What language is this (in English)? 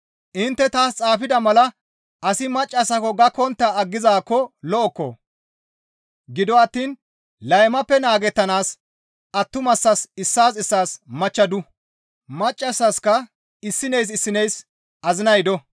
Gamo